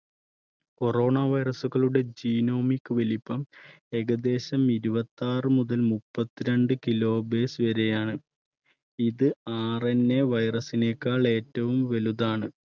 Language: Malayalam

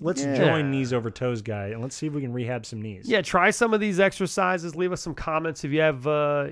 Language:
English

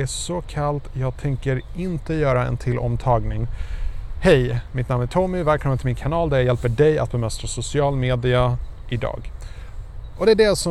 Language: Swedish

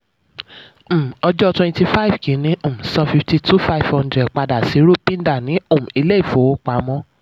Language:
Yoruba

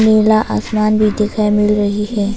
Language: Hindi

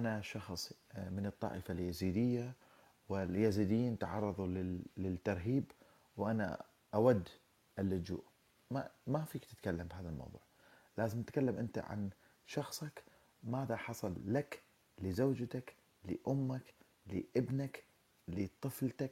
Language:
Arabic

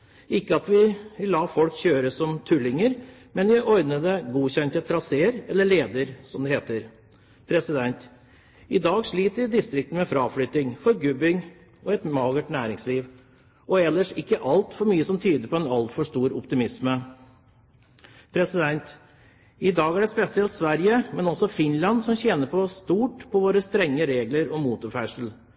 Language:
Norwegian Bokmål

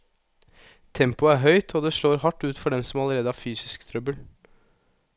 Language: Norwegian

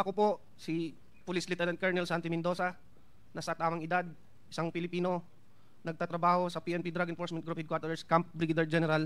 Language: Filipino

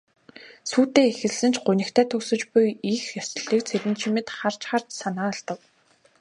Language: Mongolian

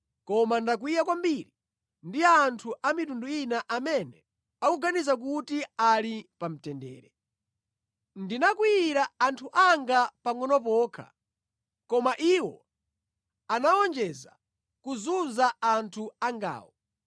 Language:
Nyanja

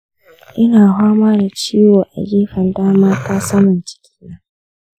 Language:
Hausa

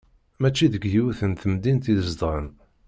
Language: Kabyle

